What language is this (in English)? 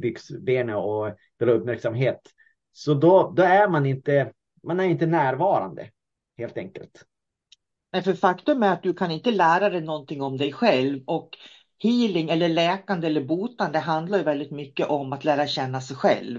Swedish